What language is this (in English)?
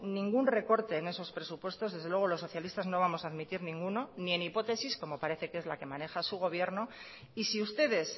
Spanish